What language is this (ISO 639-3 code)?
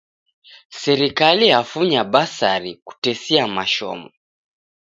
dav